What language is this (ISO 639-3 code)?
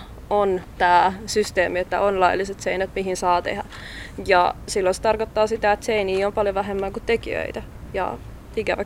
fin